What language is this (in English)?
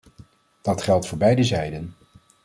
Dutch